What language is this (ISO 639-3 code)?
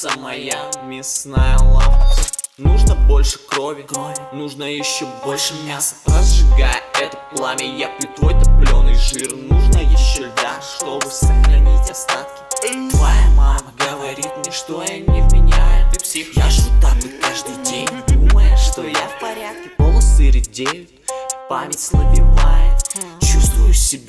rus